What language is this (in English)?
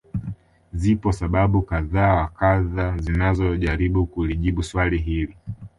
Swahili